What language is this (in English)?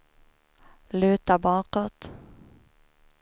Swedish